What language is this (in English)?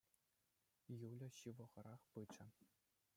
Chuvash